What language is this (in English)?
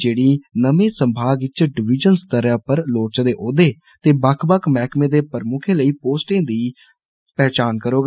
Dogri